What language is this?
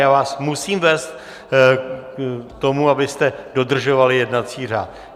Czech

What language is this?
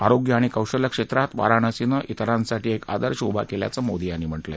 Marathi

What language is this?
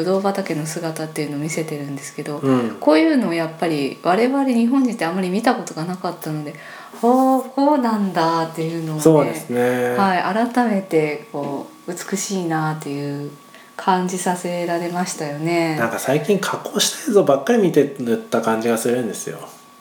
Japanese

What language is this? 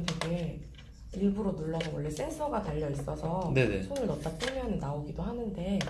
Korean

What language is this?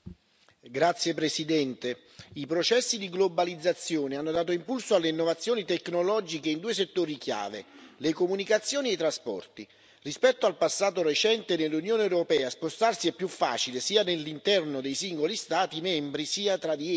Italian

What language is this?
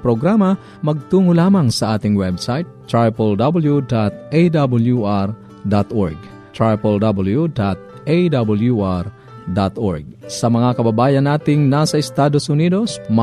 Filipino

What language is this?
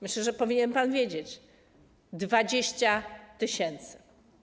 Polish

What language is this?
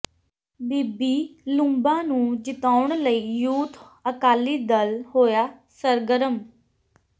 Punjabi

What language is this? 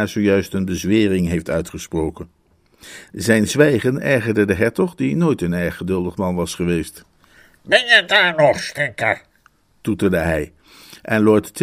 Dutch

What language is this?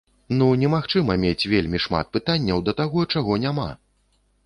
Belarusian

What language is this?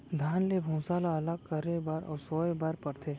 Chhattisgarhi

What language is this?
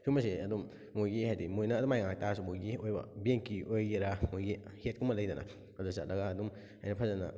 Manipuri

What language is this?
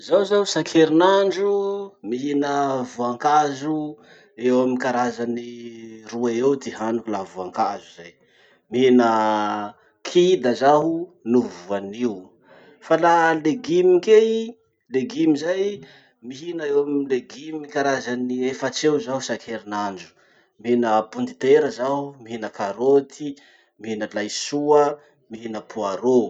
Masikoro Malagasy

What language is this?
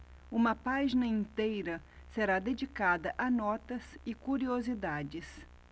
Portuguese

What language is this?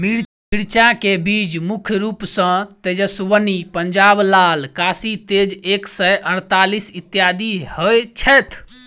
Maithili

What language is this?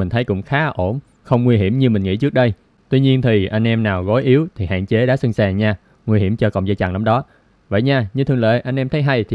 Vietnamese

